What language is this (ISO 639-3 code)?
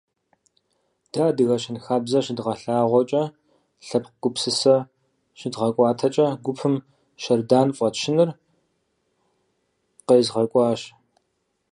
kbd